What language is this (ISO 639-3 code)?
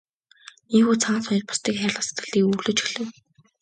mon